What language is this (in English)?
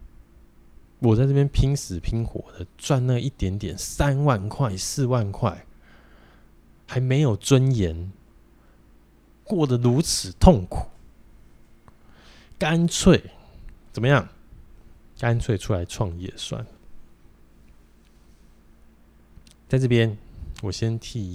Chinese